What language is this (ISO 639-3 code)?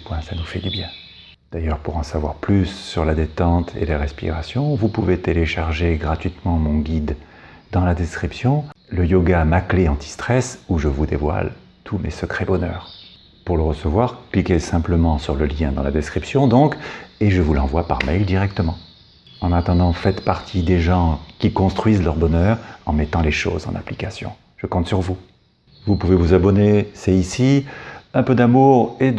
fra